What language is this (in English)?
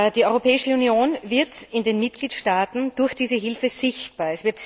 German